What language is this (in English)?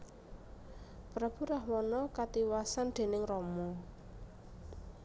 Javanese